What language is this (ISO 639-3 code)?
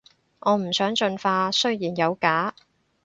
yue